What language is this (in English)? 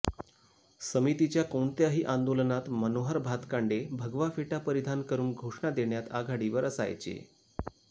Marathi